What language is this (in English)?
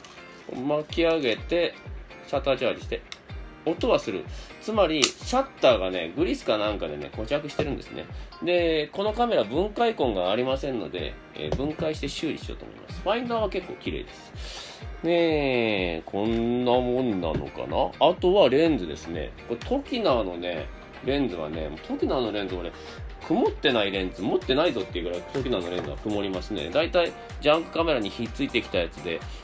Japanese